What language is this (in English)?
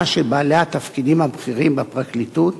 Hebrew